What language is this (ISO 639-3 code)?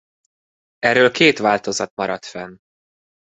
hun